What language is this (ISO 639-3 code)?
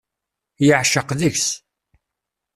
kab